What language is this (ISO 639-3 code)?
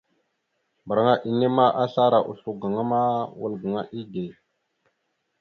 mxu